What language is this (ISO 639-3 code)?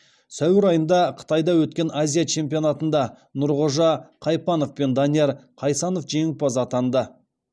kaz